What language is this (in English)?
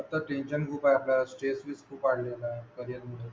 Marathi